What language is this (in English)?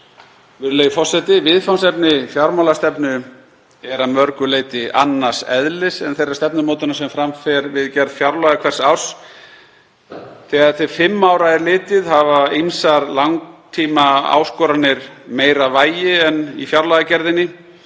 Icelandic